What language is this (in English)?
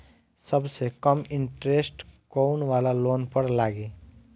Bhojpuri